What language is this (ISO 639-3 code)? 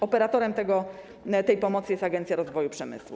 pol